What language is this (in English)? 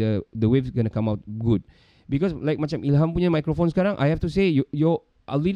Malay